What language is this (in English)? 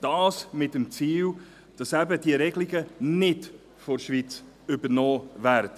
Swiss German